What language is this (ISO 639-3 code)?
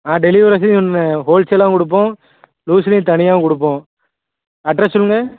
tam